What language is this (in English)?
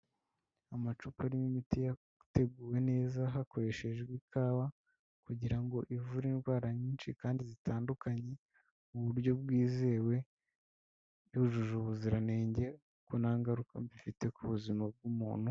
Kinyarwanda